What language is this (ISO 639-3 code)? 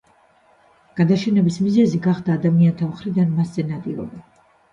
kat